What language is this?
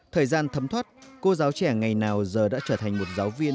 Vietnamese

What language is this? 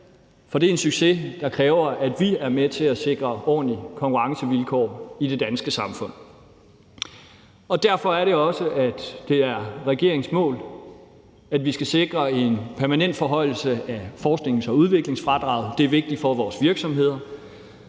Danish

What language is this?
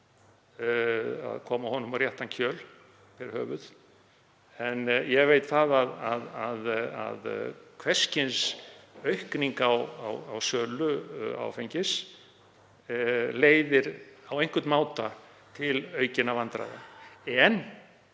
Icelandic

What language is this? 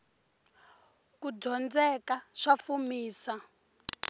Tsonga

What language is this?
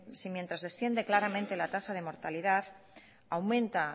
Spanish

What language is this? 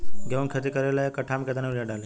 Bhojpuri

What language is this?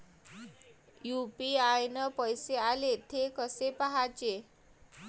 Marathi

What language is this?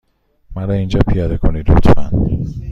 Persian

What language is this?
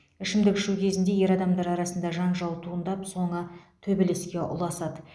Kazakh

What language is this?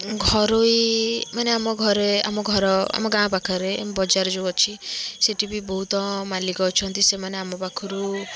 Odia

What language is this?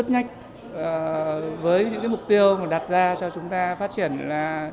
Vietnamese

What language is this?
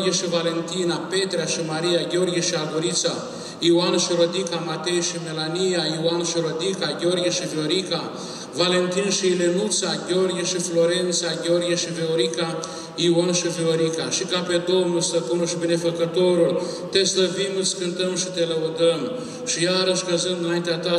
Romanian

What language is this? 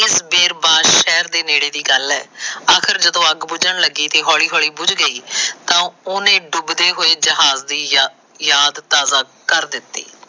Punjabi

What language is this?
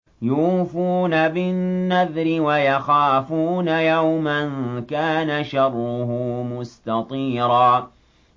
Arabic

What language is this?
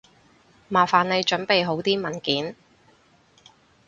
Cantonese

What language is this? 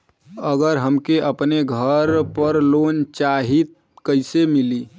Bhojpuri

